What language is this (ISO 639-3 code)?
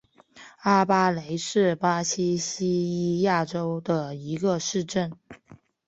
zho